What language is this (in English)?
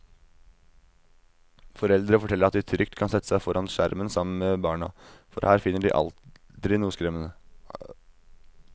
Norwegian